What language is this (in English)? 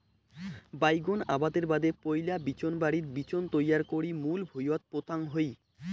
Bangla